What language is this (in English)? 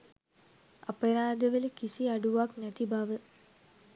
Sinhala